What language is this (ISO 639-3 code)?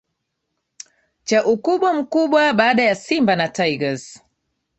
swa